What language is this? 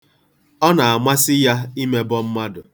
Igbo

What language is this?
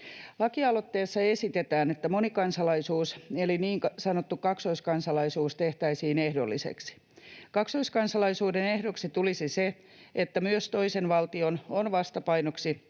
Finnish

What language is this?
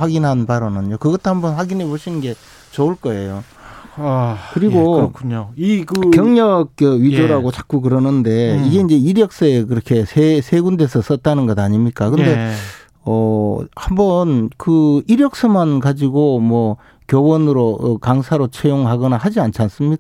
Korean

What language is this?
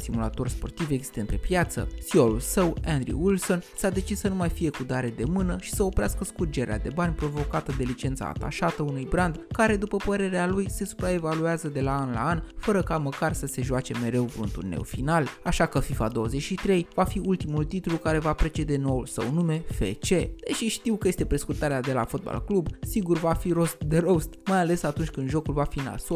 Romanian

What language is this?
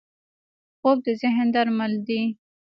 Pashto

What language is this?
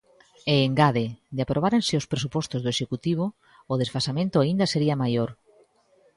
Galician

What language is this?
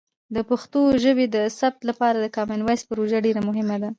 Pashto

